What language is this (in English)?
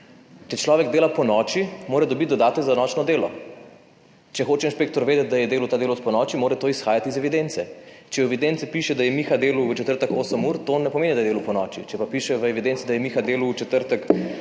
Slovenian